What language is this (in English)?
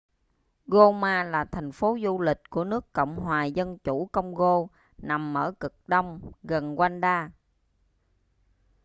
Vietnamese